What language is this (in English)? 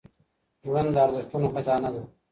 Pashto